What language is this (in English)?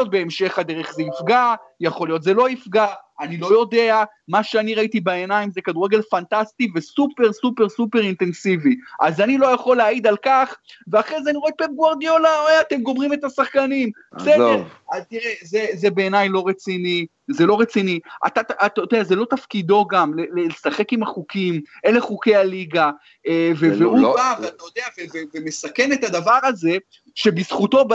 Hebrew